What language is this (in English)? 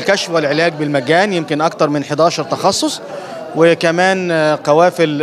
Arabic